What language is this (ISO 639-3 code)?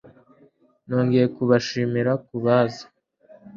kin